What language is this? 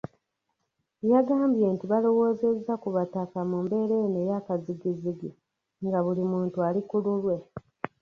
Ganda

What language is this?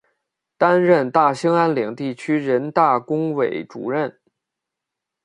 Chinese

